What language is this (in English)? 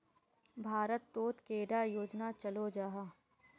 Magahi